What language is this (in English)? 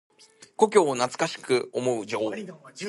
Japanese